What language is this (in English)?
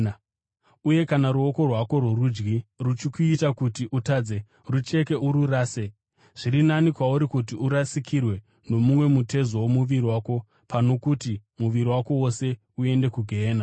Shona